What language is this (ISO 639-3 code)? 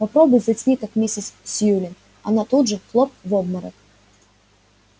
rus